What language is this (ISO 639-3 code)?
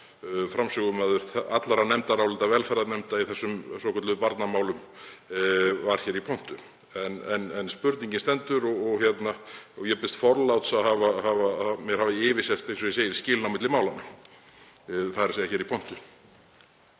isl